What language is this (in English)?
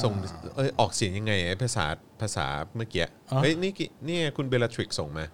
Thai